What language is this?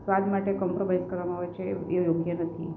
Gujarati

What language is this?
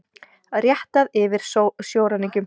Icelandic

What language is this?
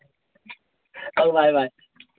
Odia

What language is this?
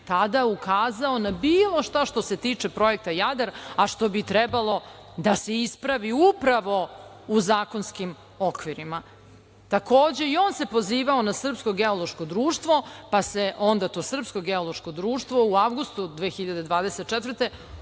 Serbian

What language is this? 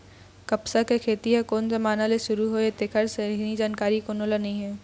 Chhattisgarhi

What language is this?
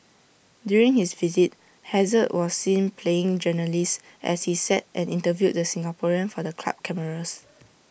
English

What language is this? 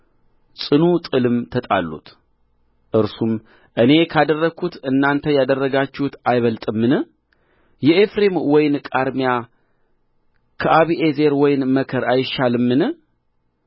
Amharic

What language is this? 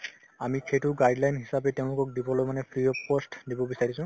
Assamese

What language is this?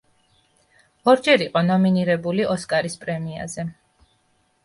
Georgian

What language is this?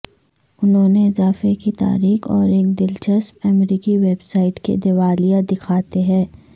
Urdu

